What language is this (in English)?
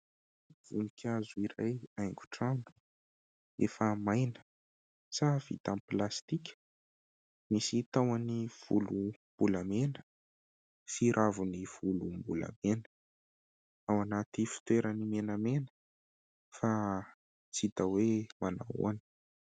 Malagasy